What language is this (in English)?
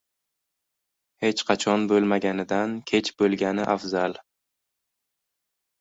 Uzbek